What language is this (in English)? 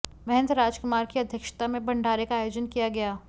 Hindi